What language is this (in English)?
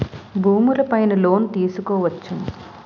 Telugu